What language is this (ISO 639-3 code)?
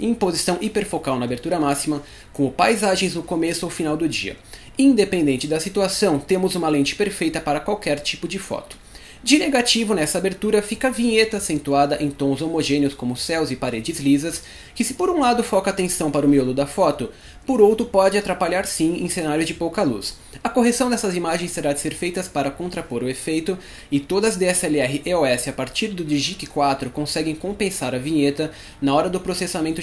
por